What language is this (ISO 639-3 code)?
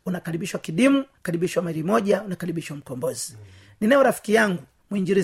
swa